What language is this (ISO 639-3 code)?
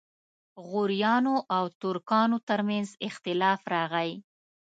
pus